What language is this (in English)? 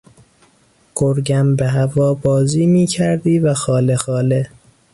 Persian